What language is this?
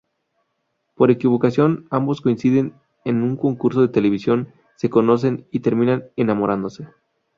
Spanish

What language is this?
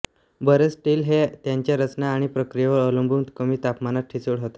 Marathi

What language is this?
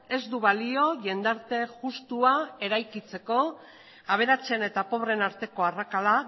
Basque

